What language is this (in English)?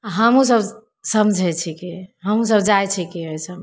Maithili